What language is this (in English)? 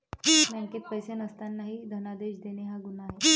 Marathi